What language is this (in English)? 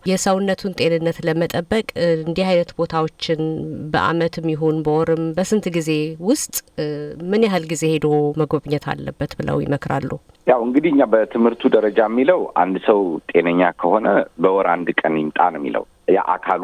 Amharic